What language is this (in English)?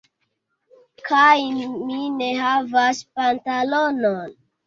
Esperanto